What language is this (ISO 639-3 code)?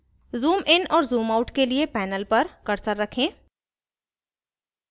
hin